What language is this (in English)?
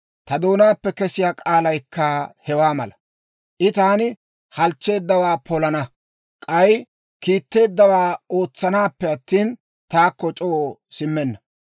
Dawro